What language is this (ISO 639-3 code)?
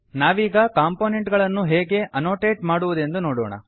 kan